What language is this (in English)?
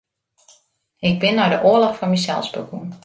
Western Frisian